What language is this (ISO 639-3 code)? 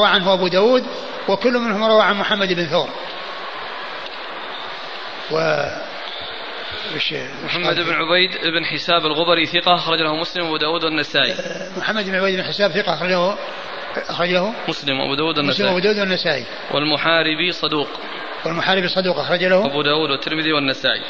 ara